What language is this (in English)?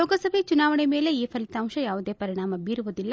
Kannada